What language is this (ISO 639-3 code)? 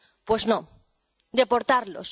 spa